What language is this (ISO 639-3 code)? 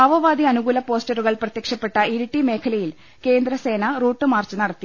mal